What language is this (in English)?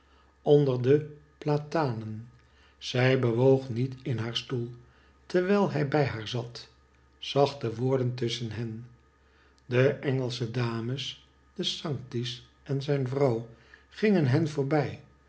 Dutch